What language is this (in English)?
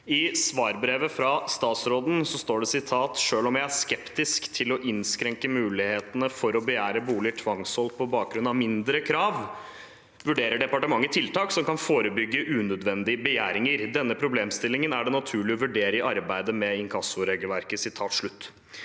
Norwegian